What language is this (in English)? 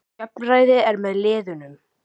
Icelandic